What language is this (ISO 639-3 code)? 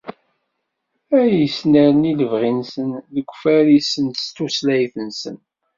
kab